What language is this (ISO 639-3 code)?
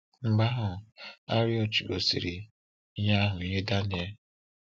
ibo